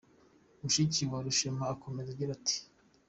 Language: Kinyarwanda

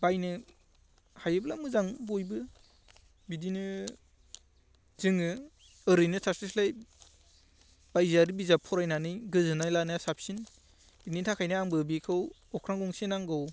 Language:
Bodo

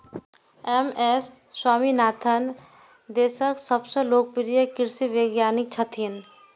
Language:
Maithili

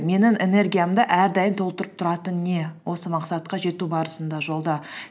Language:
Kazakh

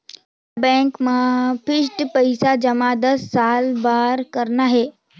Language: Chhattisgarhi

